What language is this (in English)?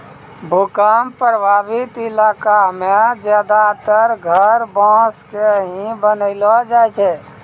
Maithili